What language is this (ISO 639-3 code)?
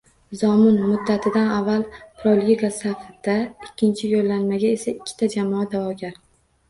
uzb